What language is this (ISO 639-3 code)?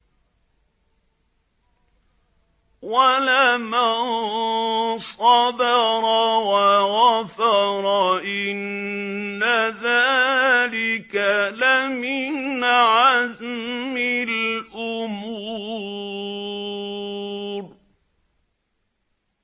ara